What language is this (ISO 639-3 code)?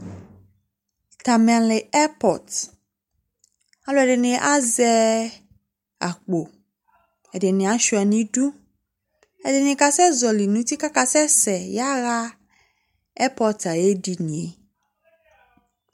kpo